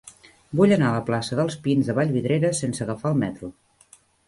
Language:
Catalan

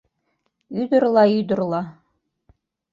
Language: Mari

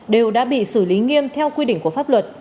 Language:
Vietnamese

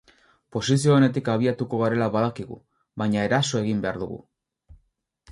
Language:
Basque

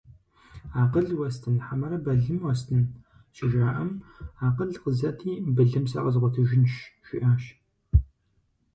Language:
Kabardian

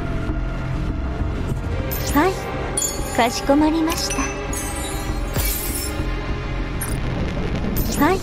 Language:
Japanese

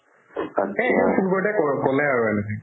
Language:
Assamese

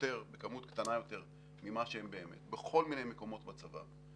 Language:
Hebrew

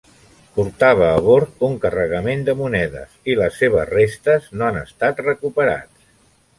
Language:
Catalan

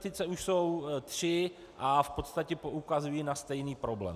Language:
Czech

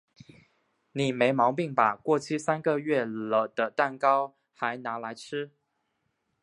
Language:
Chinese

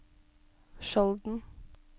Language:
Norwegian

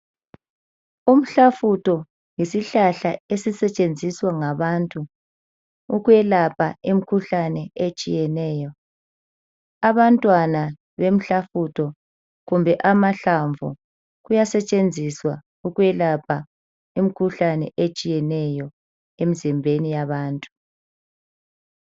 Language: North Ndebele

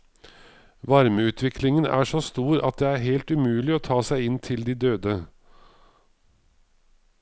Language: Norwegian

